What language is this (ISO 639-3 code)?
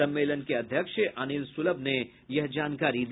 hin